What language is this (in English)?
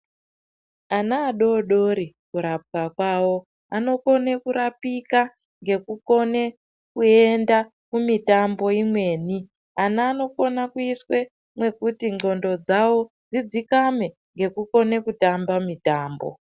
Ndau